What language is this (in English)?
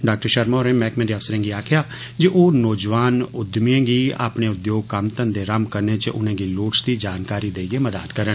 Dogri